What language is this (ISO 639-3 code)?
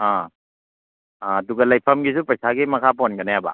mni